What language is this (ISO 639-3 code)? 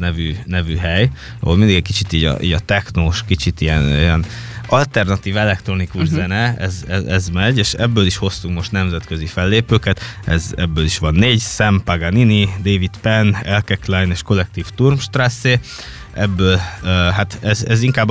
hun